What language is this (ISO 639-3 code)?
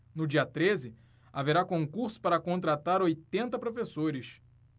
por